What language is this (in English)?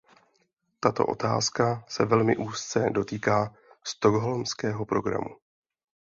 Czech